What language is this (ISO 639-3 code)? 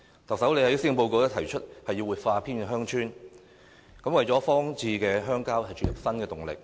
yue